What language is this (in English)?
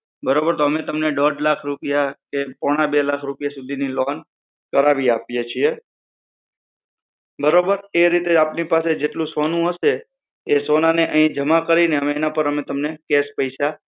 Gujarati